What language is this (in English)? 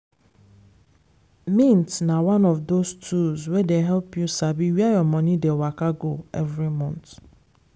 Nigerian Pidgin